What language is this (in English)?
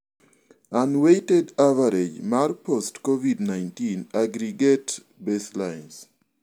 Luo (Kenya and Tanzania)